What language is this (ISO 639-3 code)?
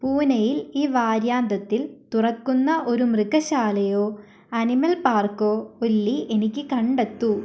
mal